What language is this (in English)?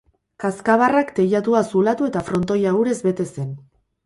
Basque